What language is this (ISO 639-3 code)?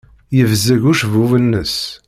kab